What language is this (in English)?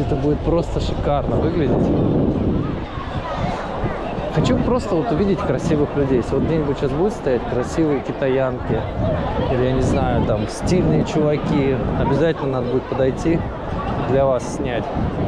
Russian